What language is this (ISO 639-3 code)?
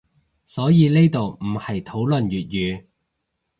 yue